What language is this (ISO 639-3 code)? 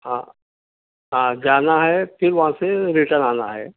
urd